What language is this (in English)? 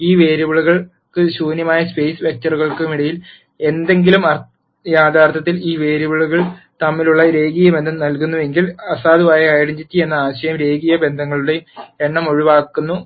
Malayalam